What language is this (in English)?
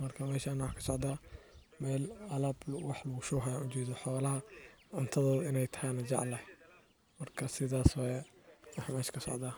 Somali